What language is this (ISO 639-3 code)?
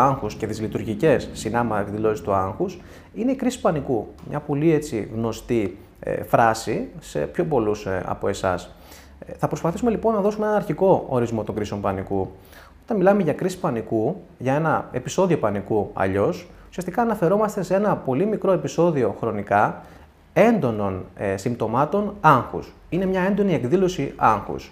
ell